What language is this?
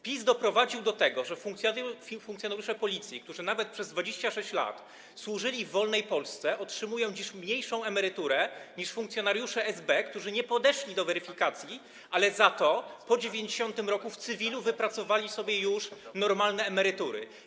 Polish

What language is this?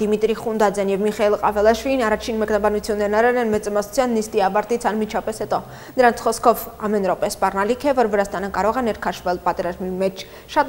Romanian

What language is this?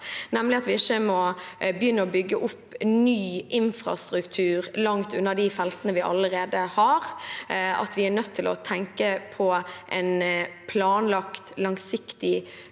Norwegian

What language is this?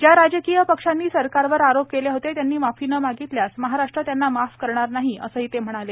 Marathi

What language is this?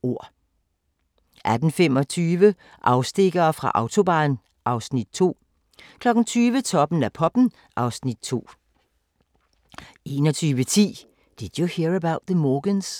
Danish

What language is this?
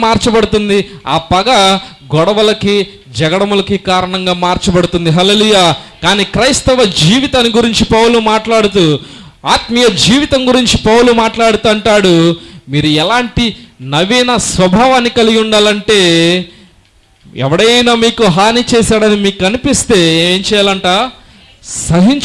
Indonesian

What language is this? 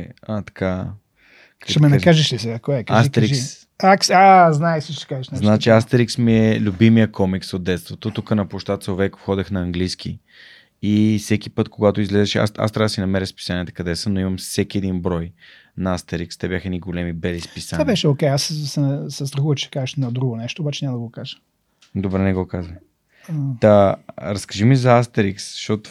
Bulgarian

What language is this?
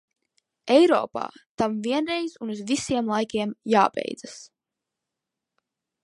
Latvian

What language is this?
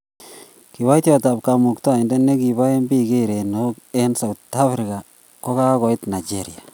Kalenjin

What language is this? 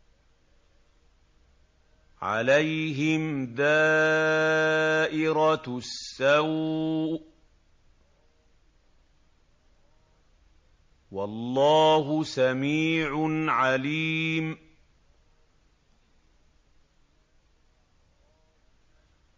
Arabic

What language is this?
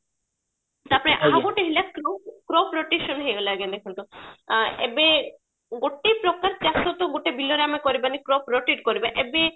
Odia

